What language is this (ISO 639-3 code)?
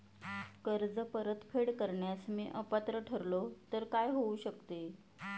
mar